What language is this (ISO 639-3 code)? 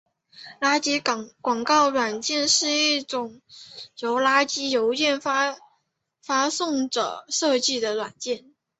zho